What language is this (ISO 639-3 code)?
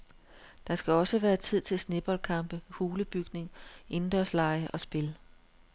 dan